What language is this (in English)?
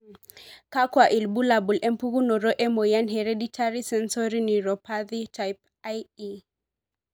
Masai